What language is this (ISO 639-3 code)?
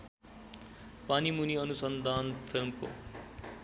nep